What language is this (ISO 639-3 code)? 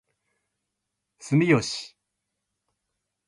jpn